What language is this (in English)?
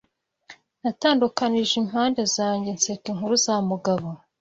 Kinyarwanda